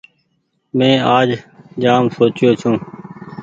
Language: Goaria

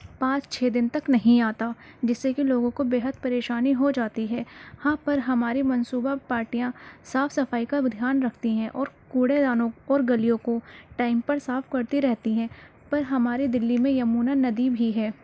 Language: Urdu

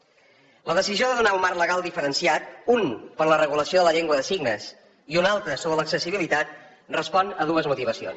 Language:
Catalan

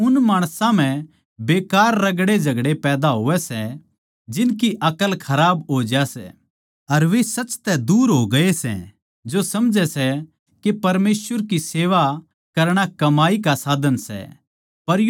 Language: Haryanvi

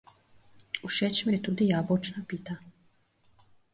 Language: Slovenian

